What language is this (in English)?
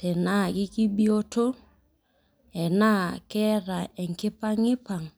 Masai